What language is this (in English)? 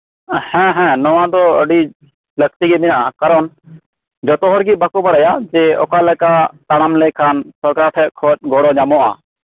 Santali